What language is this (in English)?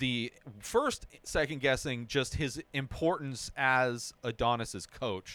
English